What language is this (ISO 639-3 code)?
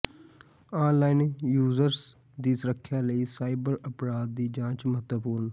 pan